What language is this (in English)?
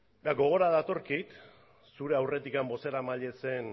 Basque